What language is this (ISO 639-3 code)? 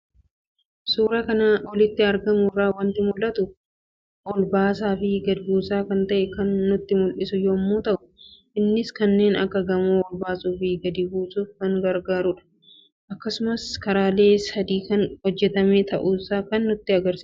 orm